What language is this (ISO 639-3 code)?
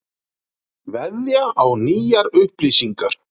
isl